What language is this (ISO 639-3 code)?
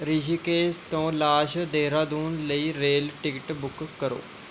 pan